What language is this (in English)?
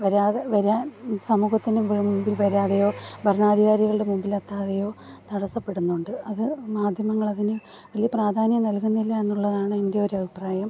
Malayalam